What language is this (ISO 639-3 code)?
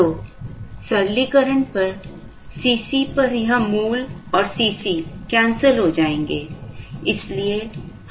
hin